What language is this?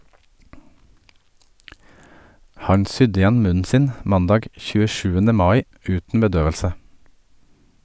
Norwegian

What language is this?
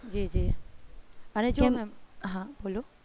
Gujarati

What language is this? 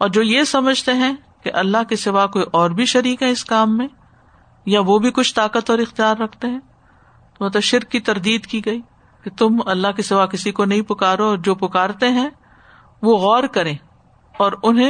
Urdu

